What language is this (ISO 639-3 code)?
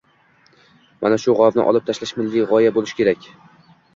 uzb